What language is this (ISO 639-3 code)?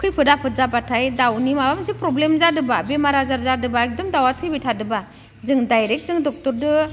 brx